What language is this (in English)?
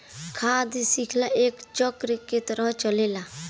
Bhojpuri